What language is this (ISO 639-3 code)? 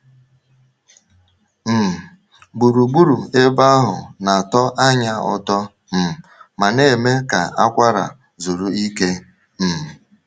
ibo